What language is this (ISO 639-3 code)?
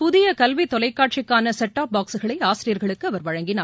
tam